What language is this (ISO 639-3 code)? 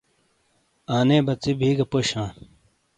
scl